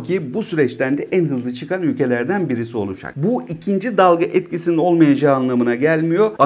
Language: Turkish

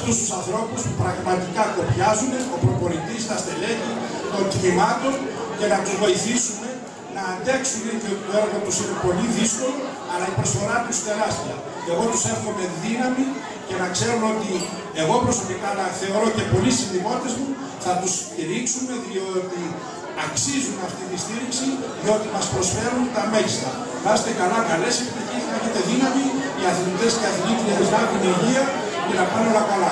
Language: Greek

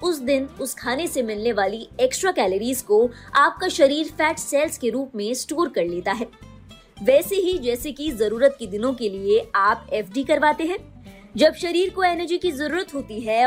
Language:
Hindi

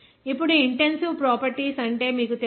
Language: Telugu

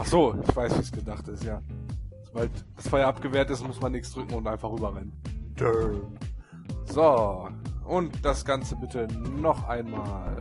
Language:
German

